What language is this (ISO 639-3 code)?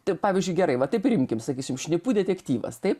lit